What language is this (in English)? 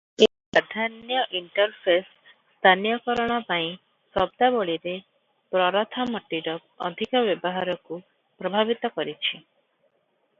Odia